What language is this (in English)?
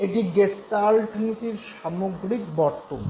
Bangla